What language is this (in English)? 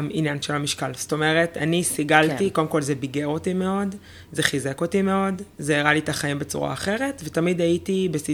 Hebrew